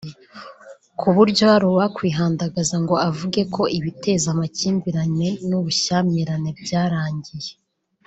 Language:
Kinyarwanda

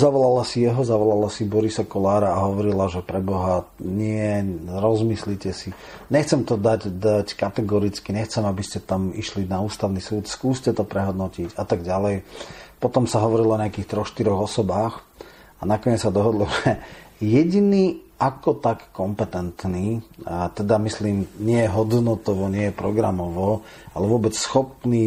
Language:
Slovak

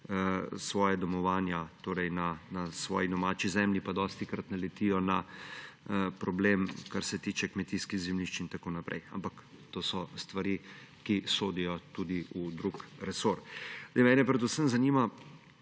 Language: Slovenian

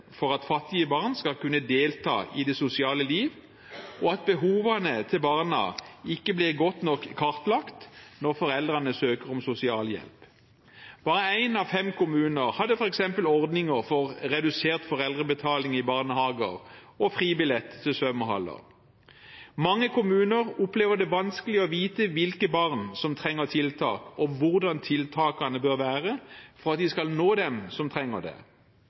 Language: Norwegian Bokmål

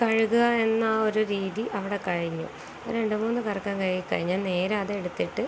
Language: Malayalam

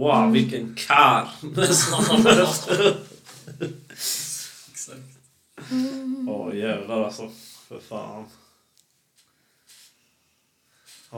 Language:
Swedish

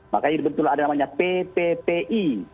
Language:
Indonesian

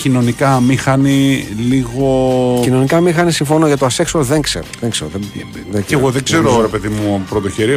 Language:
Greek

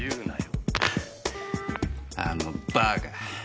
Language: Japanese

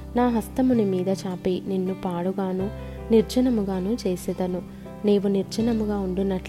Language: Telugu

